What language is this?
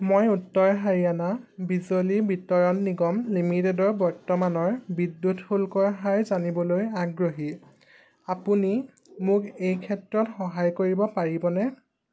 Assamese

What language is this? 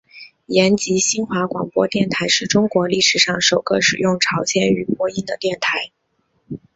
Chinese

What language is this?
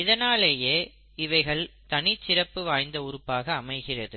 Tamil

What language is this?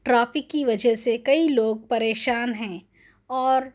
Urdu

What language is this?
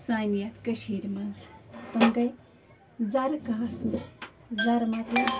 Kashmiri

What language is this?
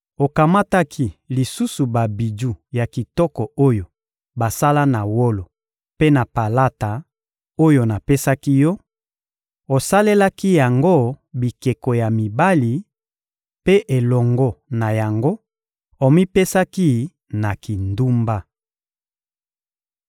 Lingala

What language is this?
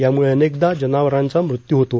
Marathi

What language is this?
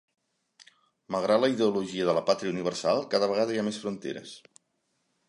Catalan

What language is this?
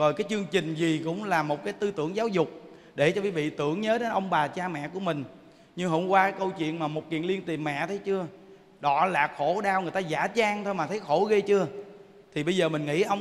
Vietnamese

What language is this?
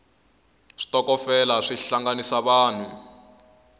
Tsonga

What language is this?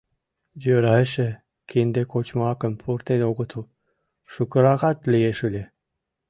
Mari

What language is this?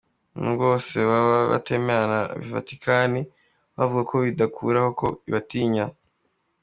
Kinyarwanda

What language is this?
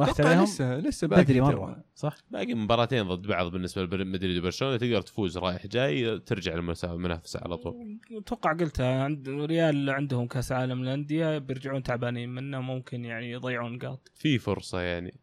Arabic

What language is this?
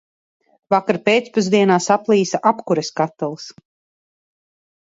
Latvian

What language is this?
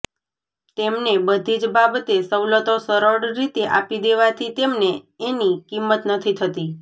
Gujarati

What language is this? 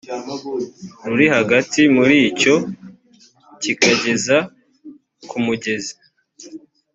Kinyarwanda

